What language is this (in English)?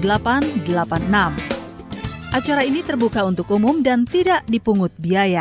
Indonesian